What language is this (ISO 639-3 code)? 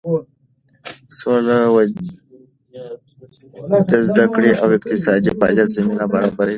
pus